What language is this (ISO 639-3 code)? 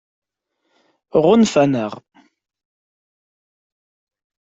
kab